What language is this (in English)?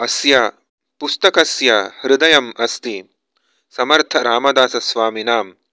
Sanskrit